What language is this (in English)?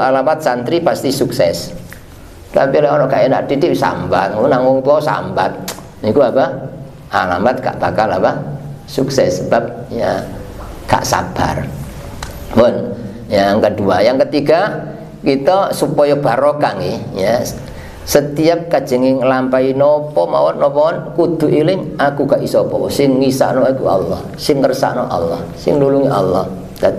Indonesian